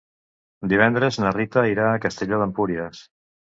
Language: Catalan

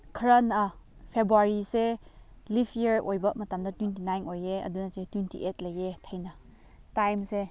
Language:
Manipuri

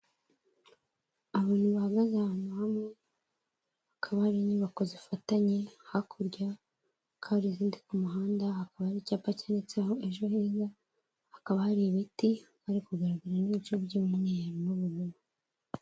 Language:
Kinyarwanda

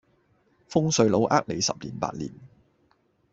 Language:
Cantonese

